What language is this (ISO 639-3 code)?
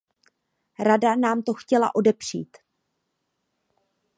ces